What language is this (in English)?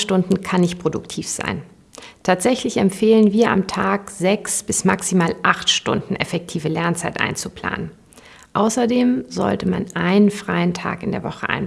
German